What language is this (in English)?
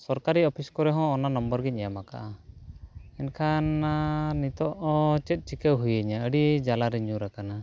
Santali